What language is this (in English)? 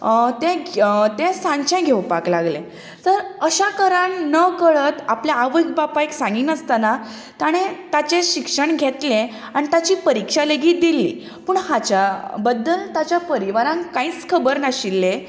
Konkani